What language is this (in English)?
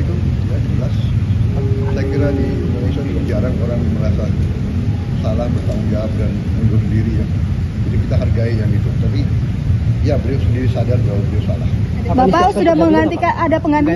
Indonesian